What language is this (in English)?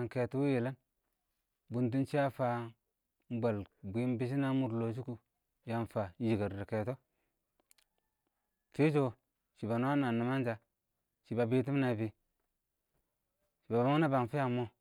Awak